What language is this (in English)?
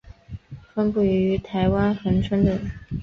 Chinese